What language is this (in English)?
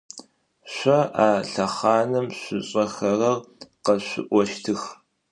Adyghe